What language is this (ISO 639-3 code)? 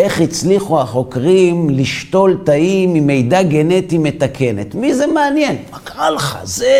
heb